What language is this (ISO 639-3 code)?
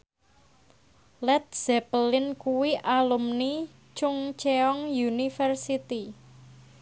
jav